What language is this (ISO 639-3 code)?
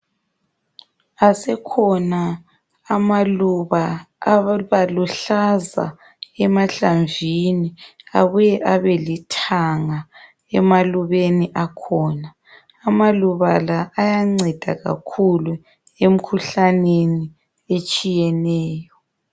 nde